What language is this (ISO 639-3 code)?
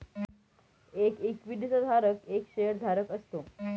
mar